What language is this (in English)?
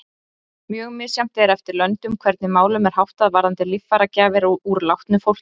Icelandic